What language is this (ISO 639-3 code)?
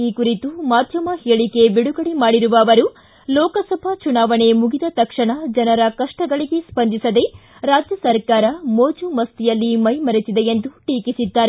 kan